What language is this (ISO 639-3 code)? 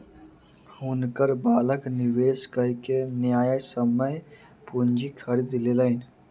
mai